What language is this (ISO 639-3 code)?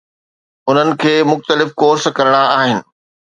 snd